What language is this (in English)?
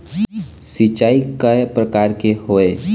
Chhattisgarhi